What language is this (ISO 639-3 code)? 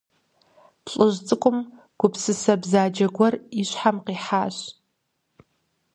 kbd